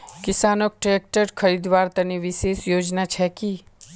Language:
Magahi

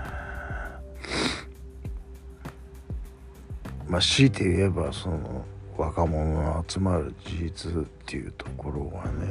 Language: Japanese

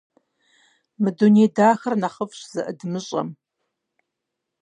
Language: Kabardian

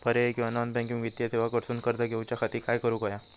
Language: Marathi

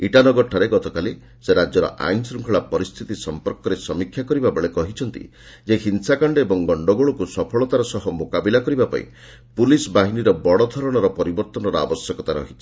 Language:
Odia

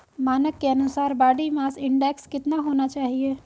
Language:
Hindi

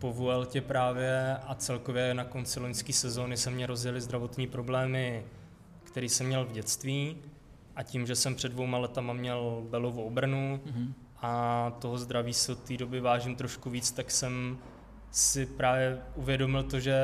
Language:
Czech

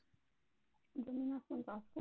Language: Marathi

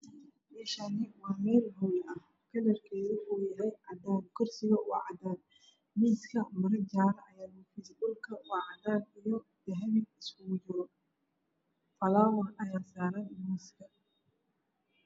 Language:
Somali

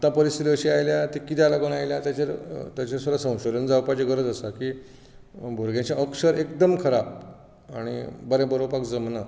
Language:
Konkani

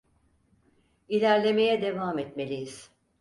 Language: Turkish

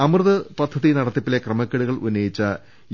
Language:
Malayalam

